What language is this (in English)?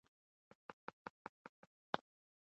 Pashto